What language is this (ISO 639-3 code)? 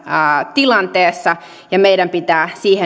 fin